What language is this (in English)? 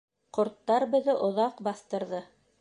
Bashkir